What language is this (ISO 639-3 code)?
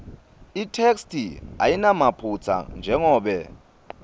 ssw